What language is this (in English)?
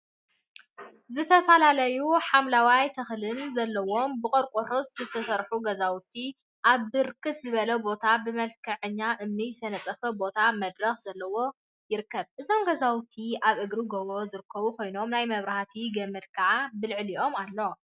Tigrinya